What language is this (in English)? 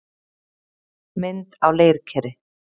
Icelandic